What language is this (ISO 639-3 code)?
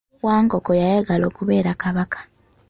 lug